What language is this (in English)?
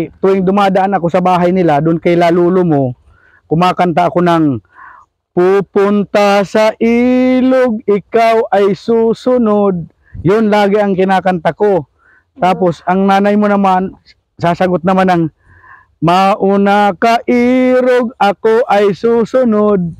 Filipino